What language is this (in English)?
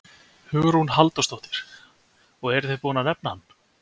Icelandic